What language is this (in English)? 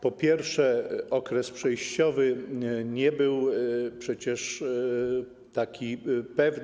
Polish